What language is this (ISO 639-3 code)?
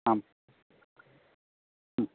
san